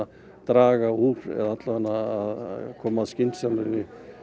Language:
Icelandic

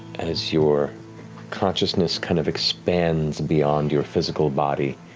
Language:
English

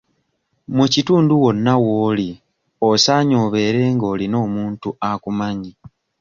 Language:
Ganda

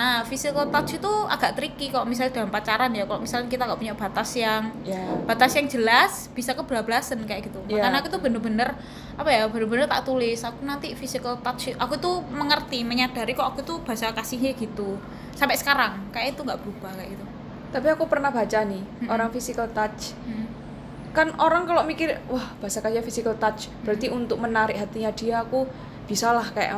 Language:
Indonesian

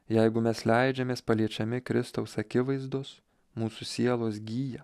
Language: Lithuanian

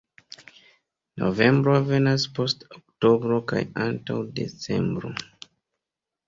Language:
Esperanto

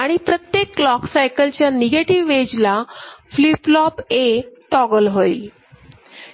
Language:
Marathi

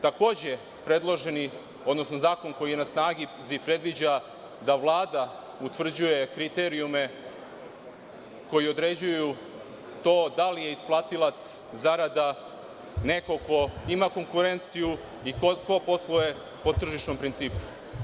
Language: Serbian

